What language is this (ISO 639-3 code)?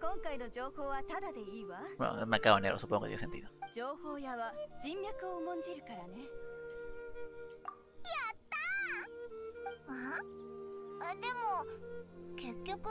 spa